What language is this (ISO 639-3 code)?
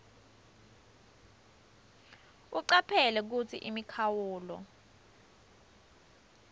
ssw